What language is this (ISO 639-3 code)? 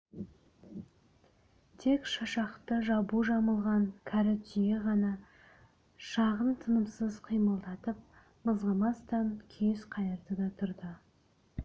kaz